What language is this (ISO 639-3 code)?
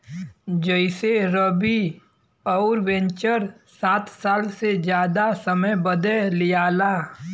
bho